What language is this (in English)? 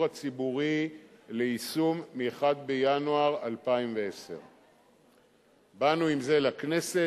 Hebrew